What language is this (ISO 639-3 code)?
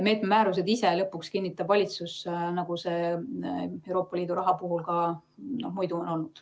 est